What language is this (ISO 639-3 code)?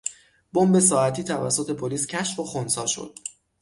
fas